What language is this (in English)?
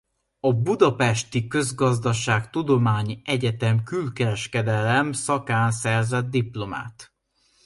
Hungarian